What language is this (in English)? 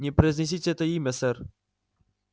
Russian